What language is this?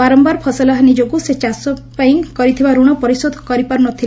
Odia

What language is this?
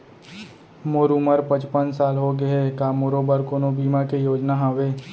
Chhattisgarhi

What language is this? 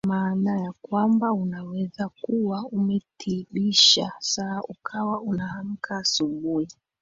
Swahili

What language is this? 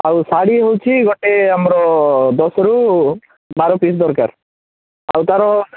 Odia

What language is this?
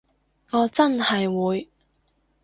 Cantonese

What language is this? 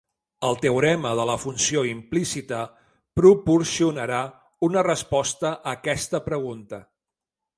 Catalan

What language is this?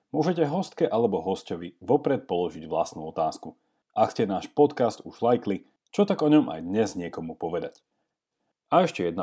Slovak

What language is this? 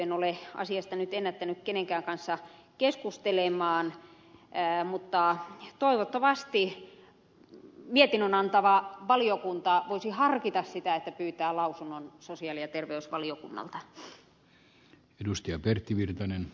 Finnish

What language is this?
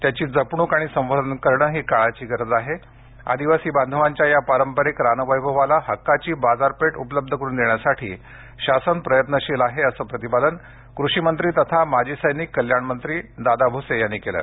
Marathi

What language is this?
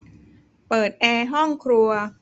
Thai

